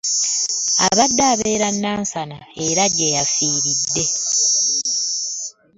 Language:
Ganda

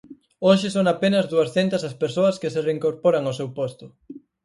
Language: Galician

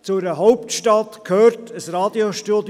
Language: Swiss German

